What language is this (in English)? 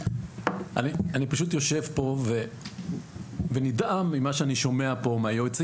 Hebrew